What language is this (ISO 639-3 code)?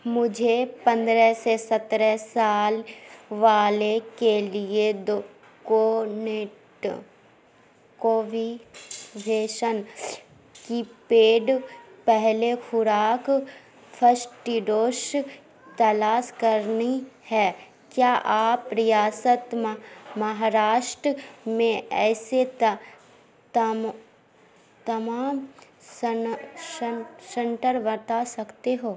urd